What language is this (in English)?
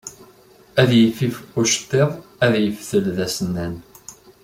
Kabyle